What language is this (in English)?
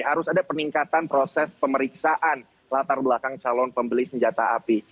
Indonesian